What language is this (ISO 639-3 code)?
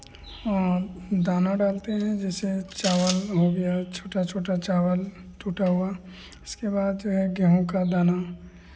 hin